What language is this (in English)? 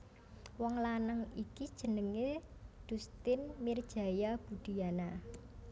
Javanese